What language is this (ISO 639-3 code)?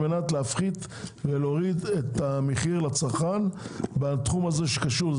heb